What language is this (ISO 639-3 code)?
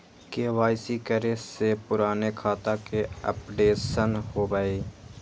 mag